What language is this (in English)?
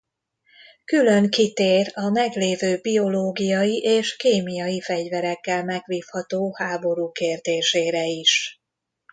Hungarian